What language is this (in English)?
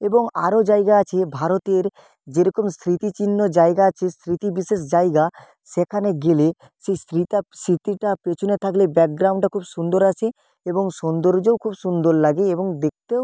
Bangla